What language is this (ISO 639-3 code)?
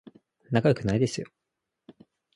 jpn